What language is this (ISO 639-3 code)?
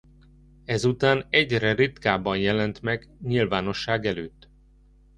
hun